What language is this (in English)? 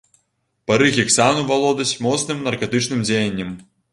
Belarusian